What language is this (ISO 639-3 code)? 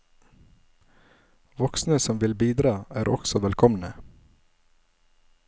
nor